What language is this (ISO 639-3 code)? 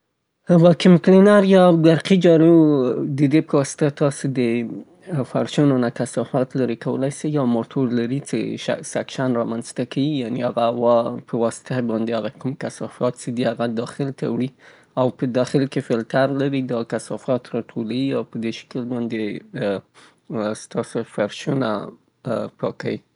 pbt